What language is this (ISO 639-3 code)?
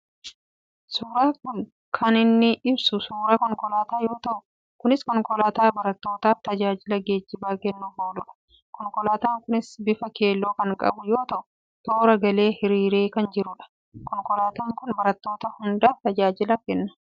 orm